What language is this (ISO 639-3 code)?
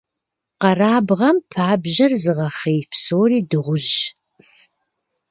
kbd